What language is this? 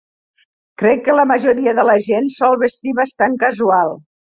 Catalan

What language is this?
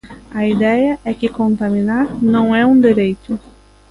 Galician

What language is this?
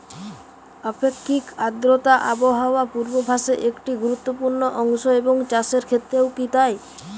Bangla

